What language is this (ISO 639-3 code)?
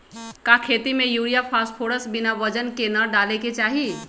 mag